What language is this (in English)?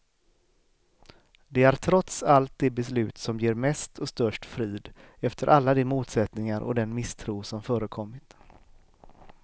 Swedish